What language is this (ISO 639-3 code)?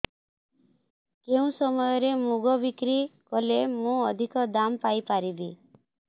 ori